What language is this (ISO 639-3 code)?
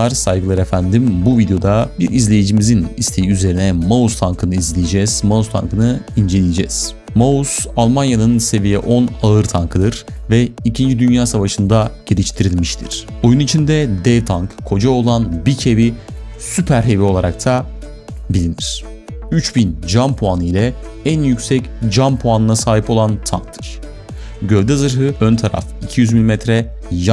tur